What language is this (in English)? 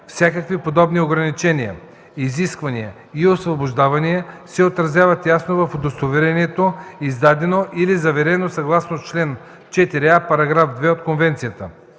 Bulgarian